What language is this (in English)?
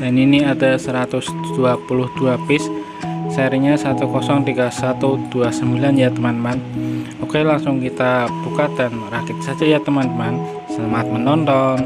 Indonesian